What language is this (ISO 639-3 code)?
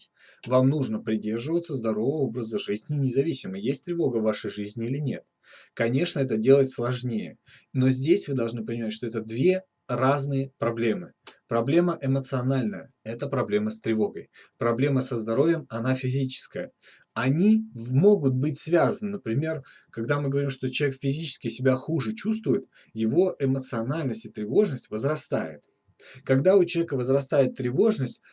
rus